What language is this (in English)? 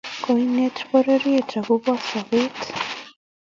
Kalenjin